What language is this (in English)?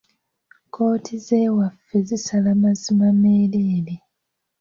Ganda